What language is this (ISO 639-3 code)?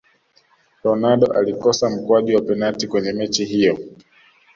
swa